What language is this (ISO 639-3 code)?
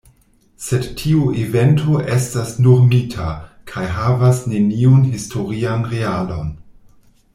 epo